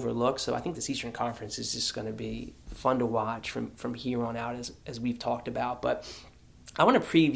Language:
English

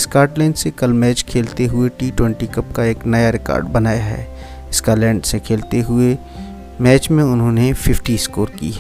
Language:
Urdu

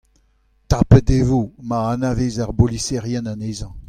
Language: Breton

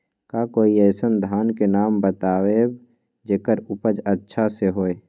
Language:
Magahi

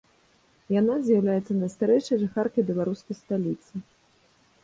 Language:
Belarusian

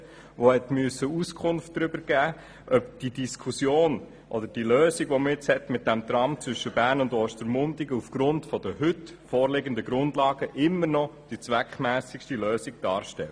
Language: Swiss German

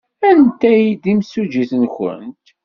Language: Kabyle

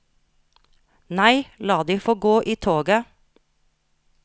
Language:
Norwegian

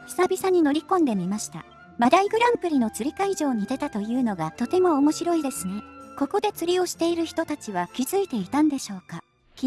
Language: Japanese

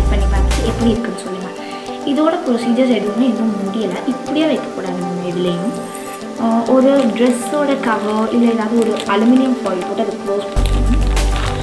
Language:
Korean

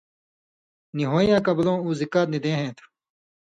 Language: Indus Kohistani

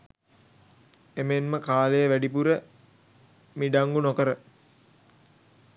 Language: Sinhala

